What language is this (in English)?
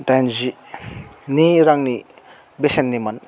Bodo